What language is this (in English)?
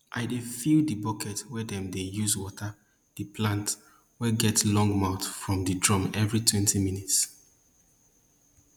Nigerian Pidgin